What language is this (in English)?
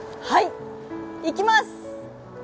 Japanese